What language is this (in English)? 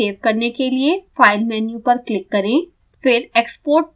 Hindi